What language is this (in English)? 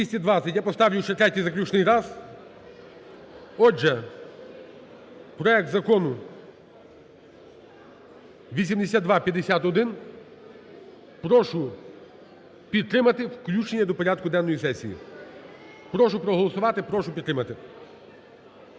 Ukrainian